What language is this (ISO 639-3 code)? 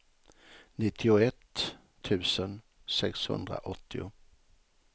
swe